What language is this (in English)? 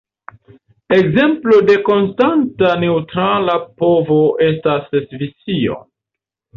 Esperanto